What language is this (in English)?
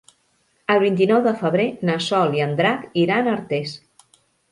Catalan